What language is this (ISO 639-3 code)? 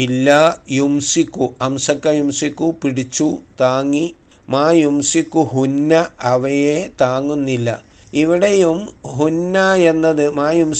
mal